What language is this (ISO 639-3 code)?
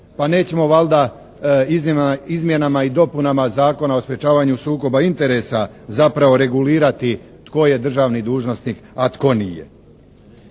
hrv